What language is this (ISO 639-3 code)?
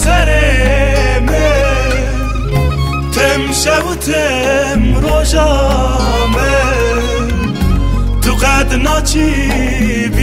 ara